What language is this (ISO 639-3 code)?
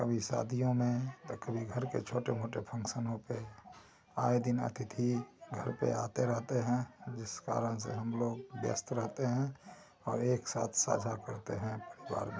hin